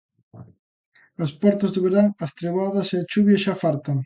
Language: Galician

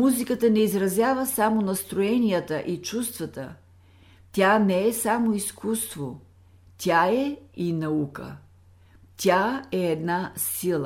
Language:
Bulgarian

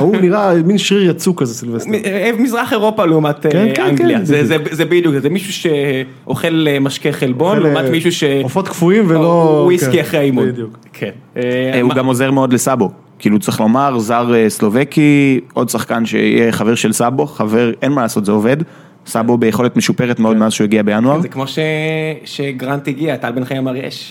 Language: Hebrew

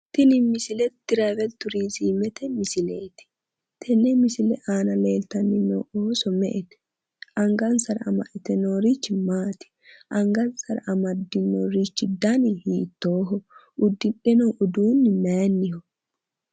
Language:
Sidamo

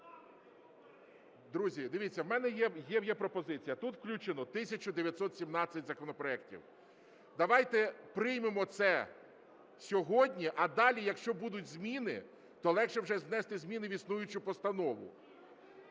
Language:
Ukrainian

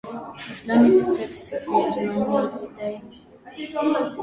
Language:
Swahili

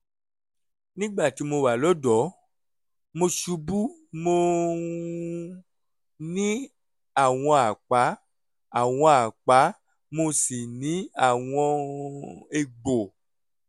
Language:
Yoruba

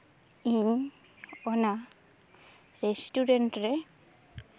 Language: Santali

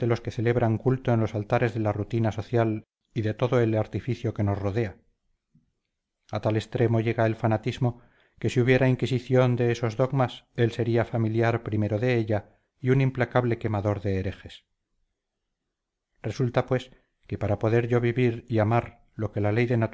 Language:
Spanish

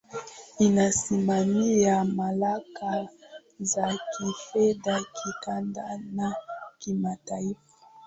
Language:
Swahili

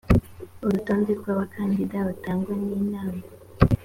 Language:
Kinyarwanda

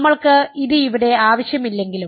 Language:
Malayalam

